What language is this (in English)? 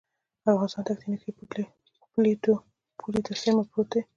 Pashto